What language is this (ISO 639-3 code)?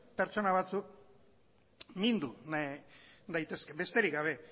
eus